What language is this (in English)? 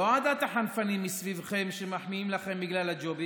Hebrew